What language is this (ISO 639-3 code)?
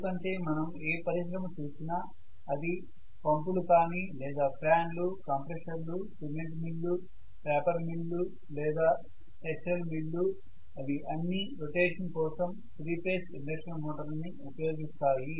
tel